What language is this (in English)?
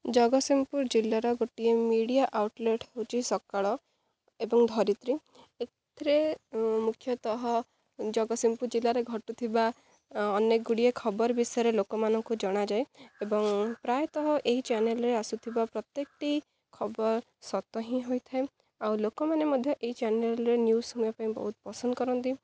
Odia